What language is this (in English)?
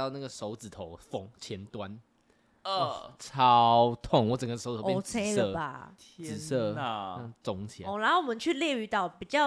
Chinese